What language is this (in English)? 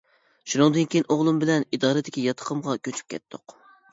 Uyghur